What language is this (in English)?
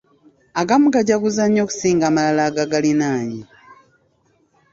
Ganda